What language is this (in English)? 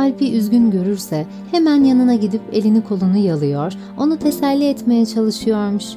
Turkish